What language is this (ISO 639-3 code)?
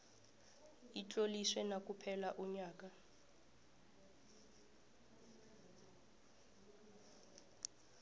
nbl